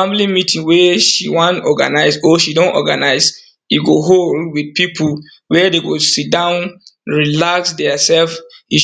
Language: Nigerian Pidgin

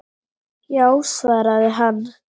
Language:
Icelandic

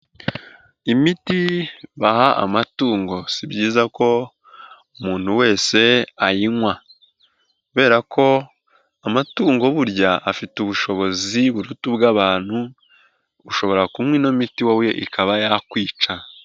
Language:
Kinyarwanda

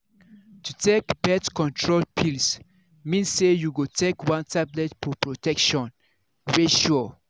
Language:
Nigerian Pidgin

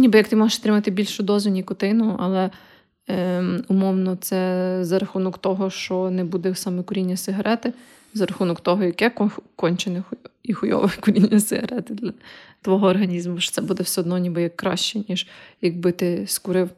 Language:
Ukrainian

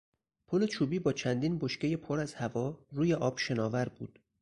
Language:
Persian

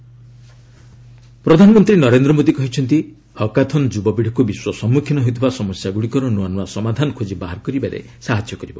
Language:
Odia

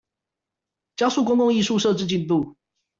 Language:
Chinese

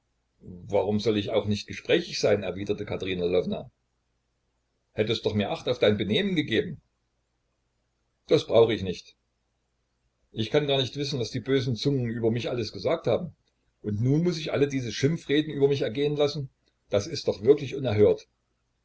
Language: German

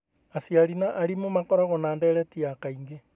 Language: Kikuyu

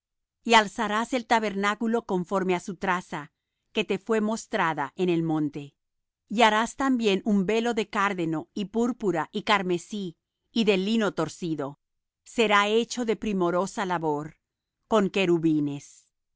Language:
Spanish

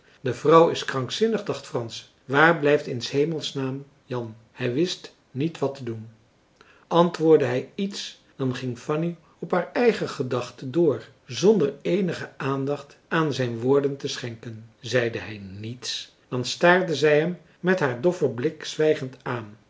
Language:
Dutch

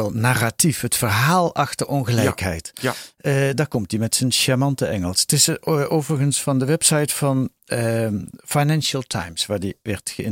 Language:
Dutch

